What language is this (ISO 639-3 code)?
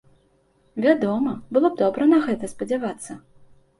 bel